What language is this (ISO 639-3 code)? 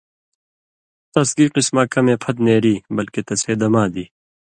mvy